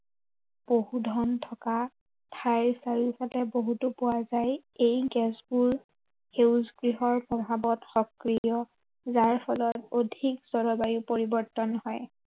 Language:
Assamese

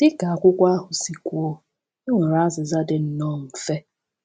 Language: Igbo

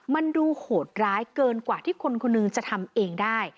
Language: Thai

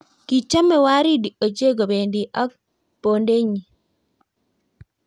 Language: Kalenjin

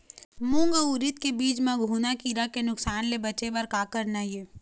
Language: Chhattisgarhi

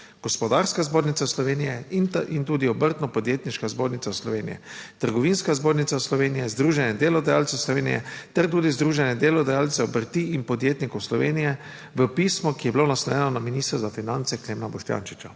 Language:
Slovenian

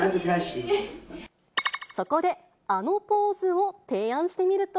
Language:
Japanese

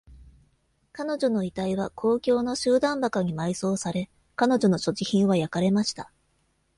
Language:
Japanese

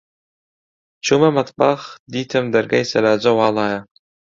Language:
Central Kurdish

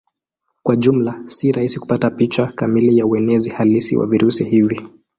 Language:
Swahili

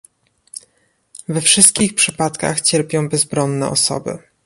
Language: Polish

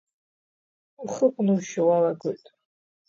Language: Abkhazian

